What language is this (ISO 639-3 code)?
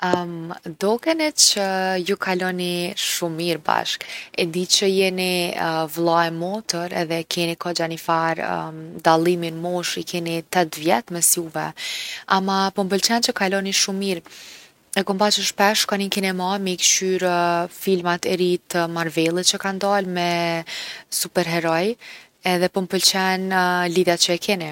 aln